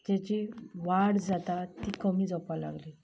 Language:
Konkani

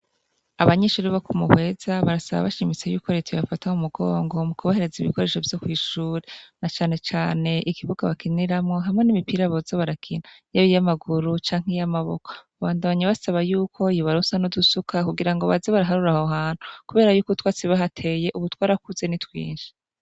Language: Rundi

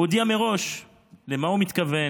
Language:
Hebrew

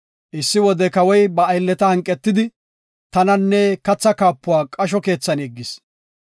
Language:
Gofa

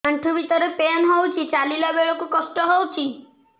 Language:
Odia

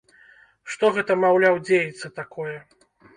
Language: Belarusian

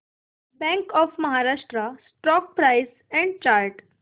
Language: Marathi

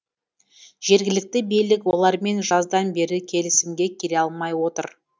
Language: Kazakh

